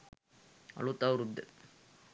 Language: Sinhala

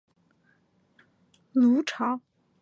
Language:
Chinese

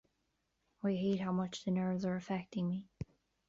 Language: English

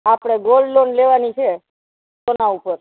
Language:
Gujarati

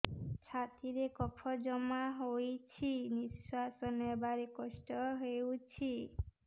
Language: Odia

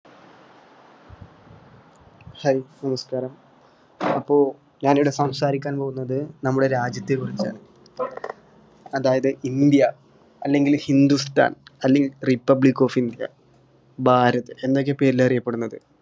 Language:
Malayalam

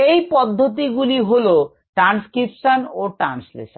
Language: Bangla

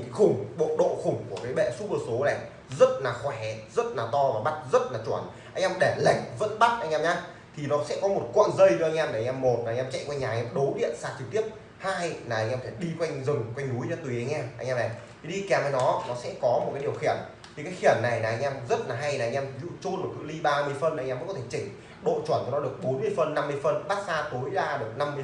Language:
Vietnamese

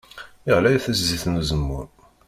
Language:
Kabyle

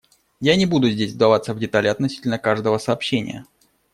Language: Russian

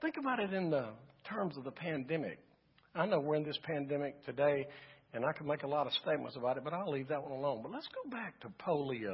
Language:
English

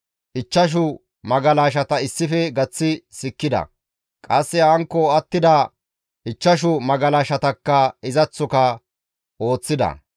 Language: Gamo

